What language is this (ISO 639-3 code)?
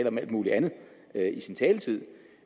dan